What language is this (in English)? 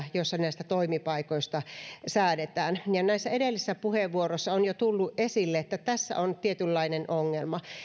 Finnish